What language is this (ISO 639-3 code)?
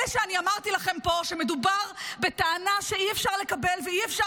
heb